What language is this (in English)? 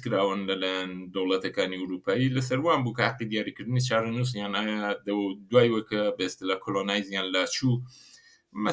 Persian